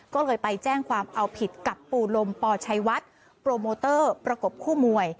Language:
Thai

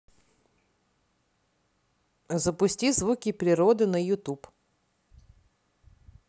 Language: Russian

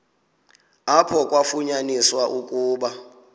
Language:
Xhosa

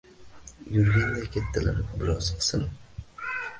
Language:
Uzbek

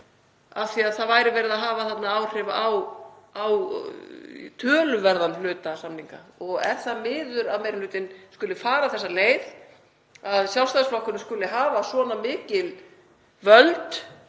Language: Icelandic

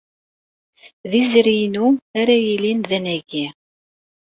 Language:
Kabyle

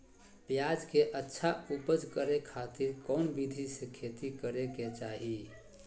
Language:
Magahi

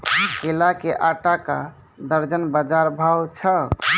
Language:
Maithili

